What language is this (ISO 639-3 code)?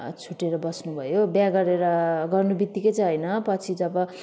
nep